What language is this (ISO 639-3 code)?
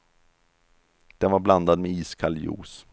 swe